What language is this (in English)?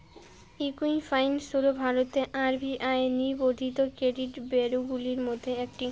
Bangla